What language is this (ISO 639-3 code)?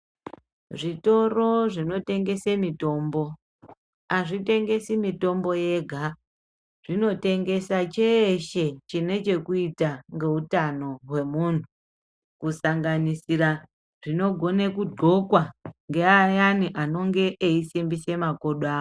ndc